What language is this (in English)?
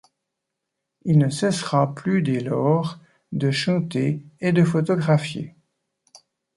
French